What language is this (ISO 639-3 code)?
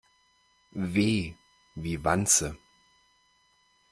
deu